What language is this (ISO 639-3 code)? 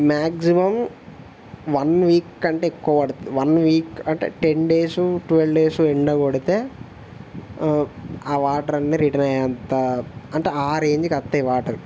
tel